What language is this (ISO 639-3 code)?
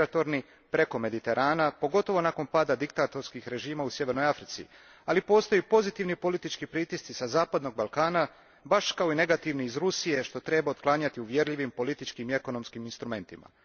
hrv